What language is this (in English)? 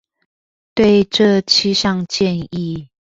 Chinese